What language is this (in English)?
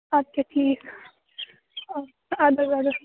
Kashmiri